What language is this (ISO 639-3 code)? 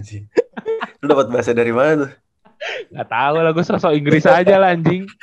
ind